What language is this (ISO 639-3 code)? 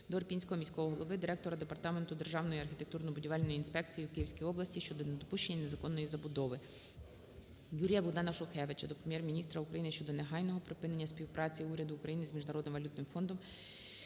ukr